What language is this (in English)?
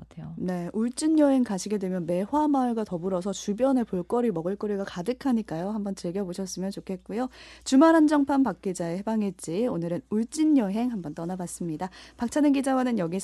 Korean